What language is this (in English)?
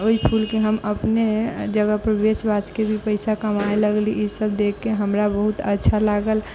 Maithili